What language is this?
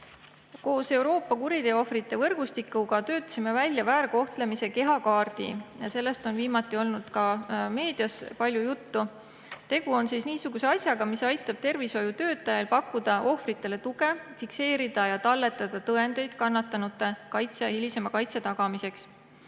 Estonian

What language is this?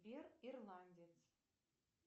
Russian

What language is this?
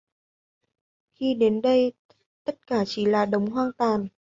Vietnamese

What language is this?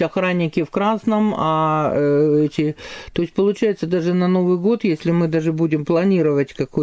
Russian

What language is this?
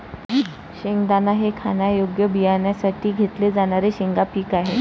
Marathi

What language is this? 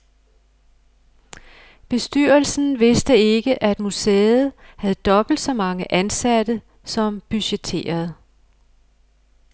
Danish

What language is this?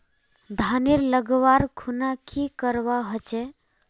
Magahi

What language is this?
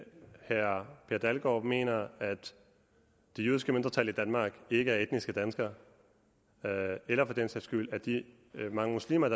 Danish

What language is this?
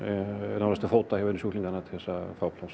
Icelandic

